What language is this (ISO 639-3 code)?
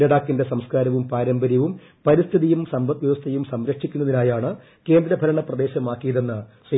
mal